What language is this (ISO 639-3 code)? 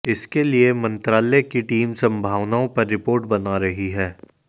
hin